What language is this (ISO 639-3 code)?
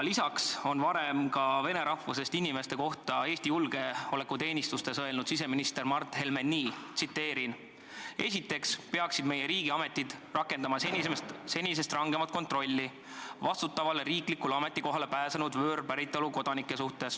est